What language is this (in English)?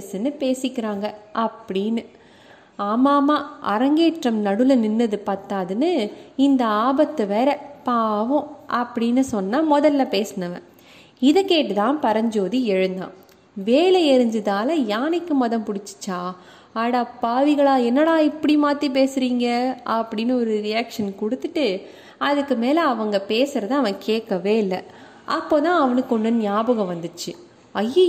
Tamil